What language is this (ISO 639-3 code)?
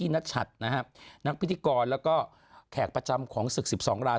tha